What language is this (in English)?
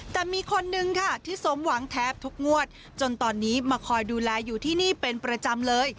Thai